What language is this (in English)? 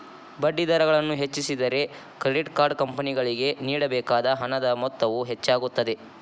Kannada